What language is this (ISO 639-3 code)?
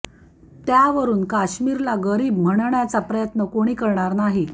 mar